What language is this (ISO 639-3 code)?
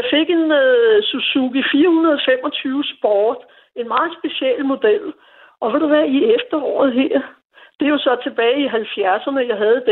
dan